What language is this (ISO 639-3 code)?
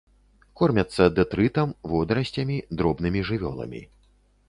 bel